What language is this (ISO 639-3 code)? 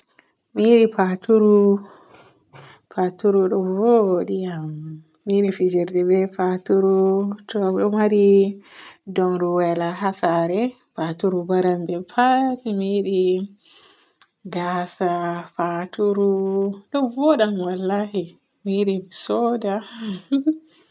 fue